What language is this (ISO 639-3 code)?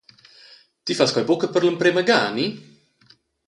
roh